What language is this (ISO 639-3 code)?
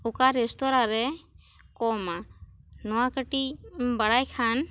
sat